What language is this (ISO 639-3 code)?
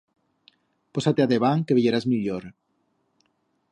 arg